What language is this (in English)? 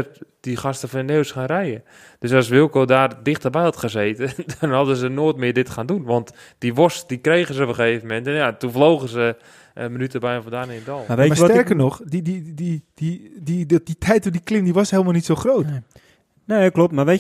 Dutch